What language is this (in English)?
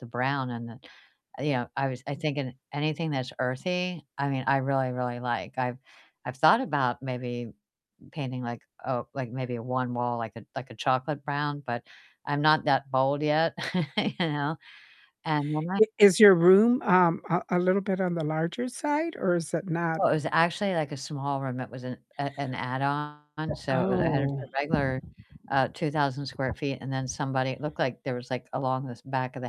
English